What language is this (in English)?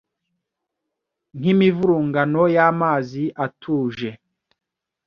Kinyarwanda